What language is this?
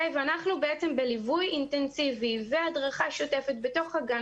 Hebrew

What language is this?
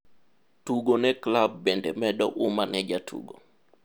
Luo (Kenya and Tanzania)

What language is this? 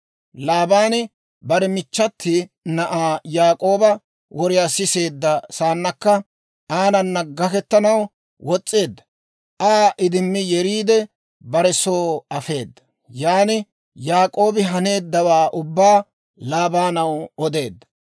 Dawro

